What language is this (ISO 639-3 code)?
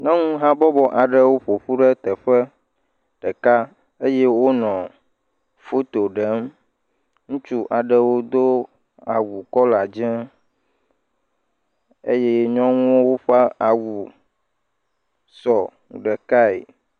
ewe